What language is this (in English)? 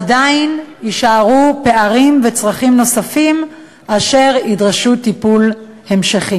Hebrew